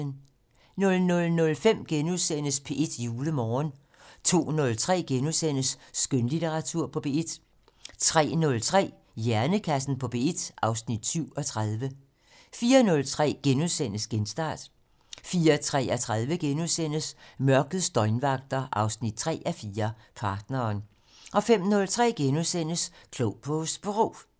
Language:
Danish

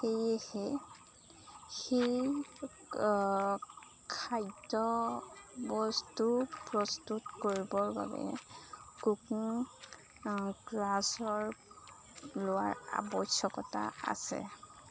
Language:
Assamese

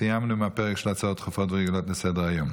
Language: Hebrew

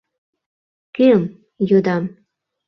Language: Mari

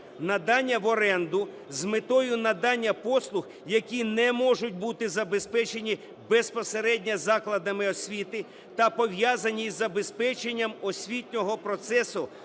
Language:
Ukrainian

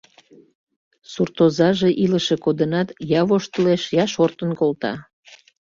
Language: Mari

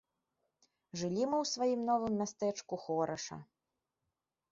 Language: Belarusian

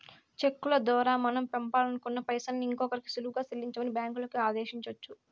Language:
Telugu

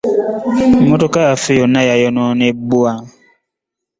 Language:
Ganda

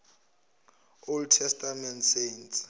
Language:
Zulu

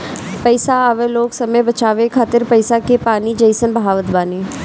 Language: Bhojpuri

